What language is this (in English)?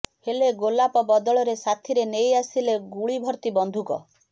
Odia